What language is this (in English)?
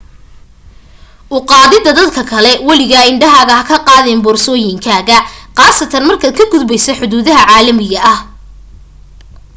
Somali